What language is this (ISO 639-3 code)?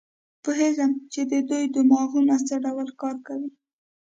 pus